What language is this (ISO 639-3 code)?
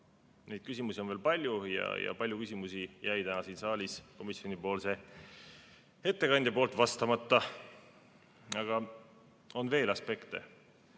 est